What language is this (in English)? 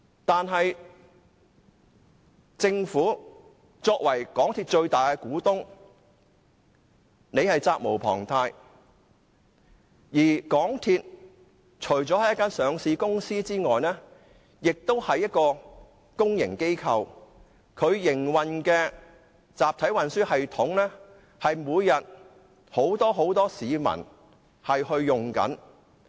Cantonese